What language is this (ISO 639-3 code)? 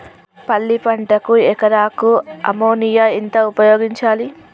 tel